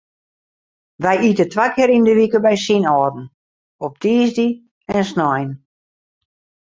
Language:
Western Frisian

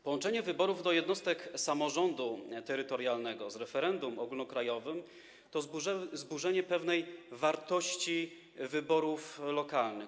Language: Polish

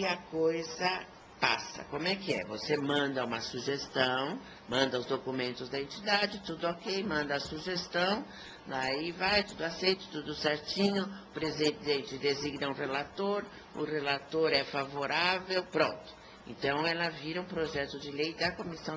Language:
Portuguese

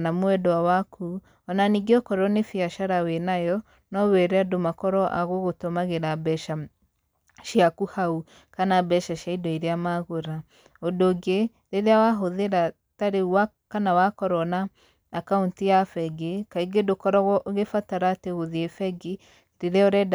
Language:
Kikuyu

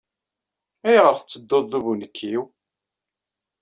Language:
Kabyle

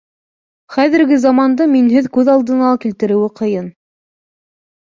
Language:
Bashkir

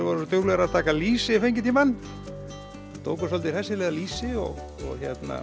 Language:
Icelandic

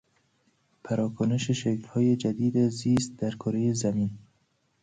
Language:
Persian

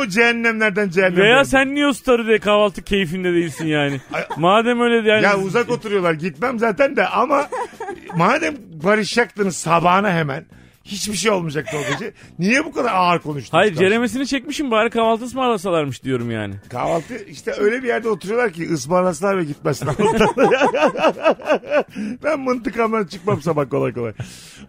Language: Turkish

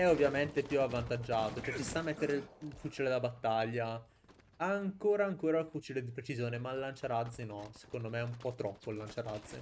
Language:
Italian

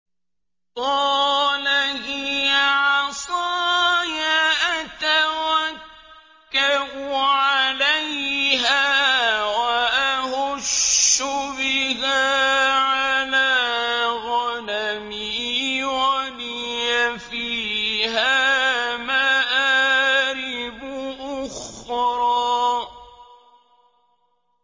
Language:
Arabic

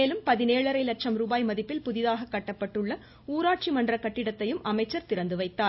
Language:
Tamil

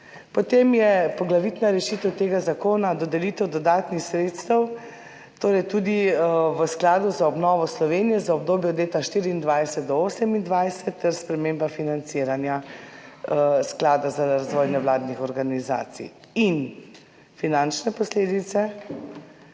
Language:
Slovenian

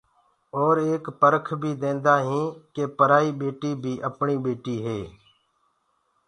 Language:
Gurgula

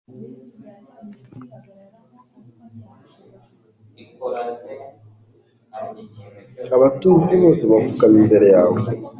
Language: Kinyarwanda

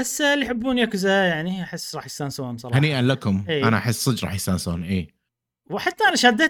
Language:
Arabic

